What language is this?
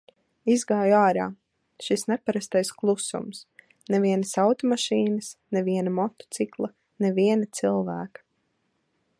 Latvian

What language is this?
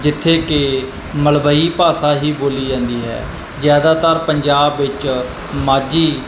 Punjabi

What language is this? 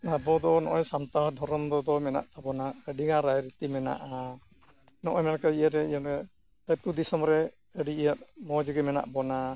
Santali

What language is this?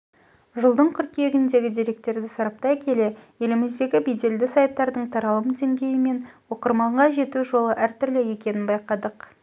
Kazakh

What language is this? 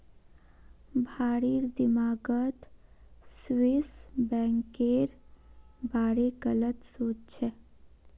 Magahi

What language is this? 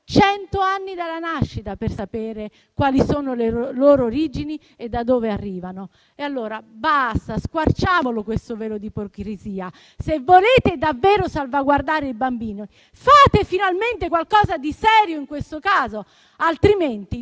Italian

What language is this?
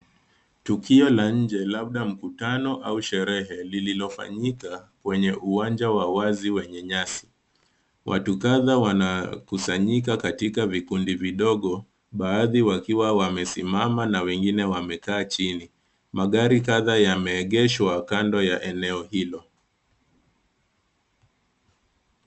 Swahili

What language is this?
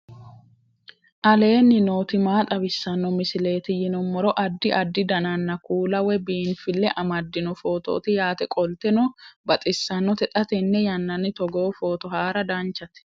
Sidamo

